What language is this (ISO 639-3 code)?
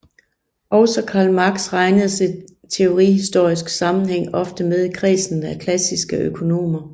dan